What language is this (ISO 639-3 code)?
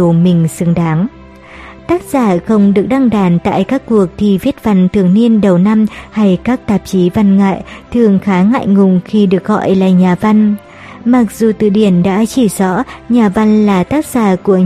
vie